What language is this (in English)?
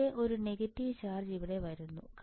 Malayalam